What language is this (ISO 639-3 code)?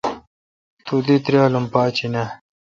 xka